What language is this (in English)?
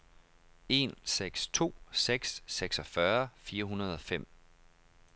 Danish